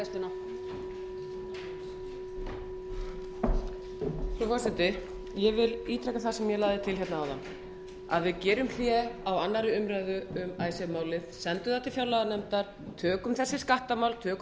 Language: Icelandic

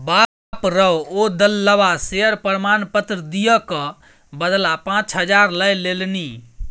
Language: Maithili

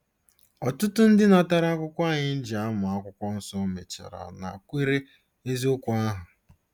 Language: Igbo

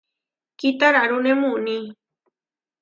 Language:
Huarijio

